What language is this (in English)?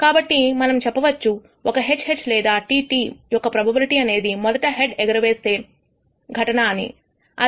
Telugu